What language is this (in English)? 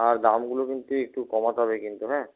Bangla